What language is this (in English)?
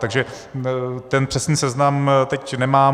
Czech